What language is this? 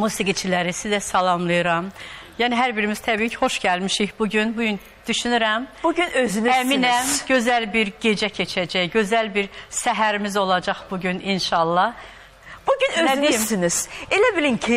Turkish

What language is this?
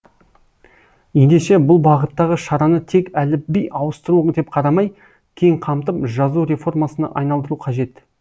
Kazakh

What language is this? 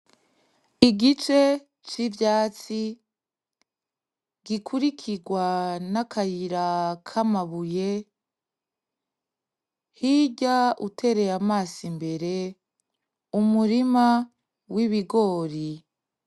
Rundi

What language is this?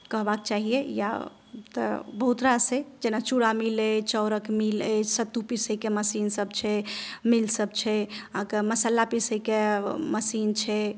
Maithili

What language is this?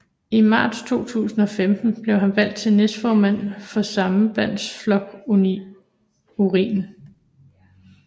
Danish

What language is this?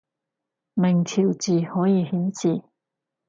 Cantonese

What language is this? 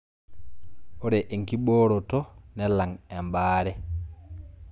Masai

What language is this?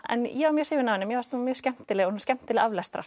Icelandic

